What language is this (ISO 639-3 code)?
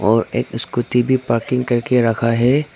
hin